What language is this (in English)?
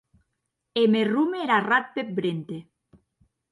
Occitan